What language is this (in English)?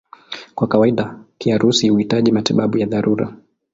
Swahili